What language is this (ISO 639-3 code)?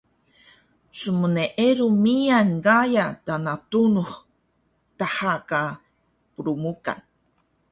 trv